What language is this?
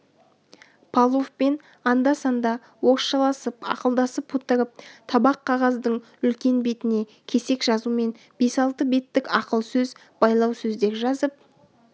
Kazakh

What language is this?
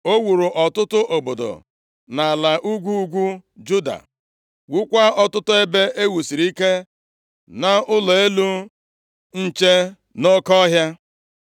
Igbo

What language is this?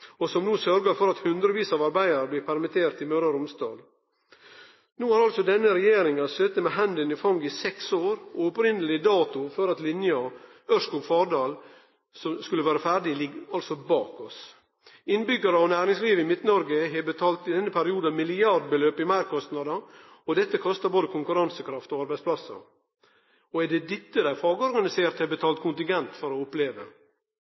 Norwegian Nynorsk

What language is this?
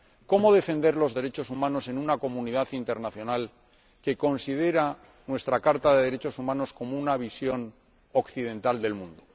Spanish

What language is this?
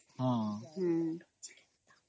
Odia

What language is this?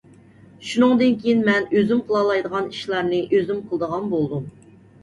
Uyghur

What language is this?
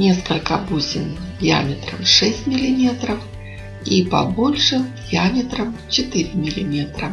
Russian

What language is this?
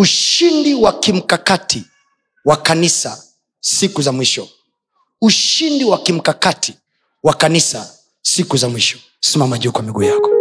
Swahili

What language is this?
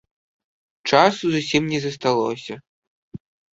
Belarusian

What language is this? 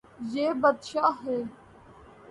Urdu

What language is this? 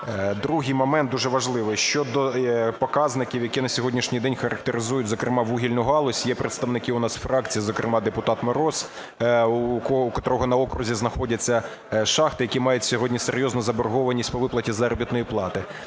Ukrainian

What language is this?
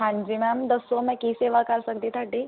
Punjabi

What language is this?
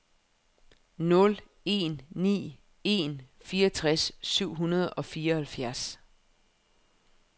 Danish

